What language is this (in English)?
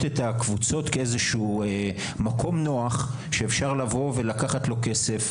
Hebrew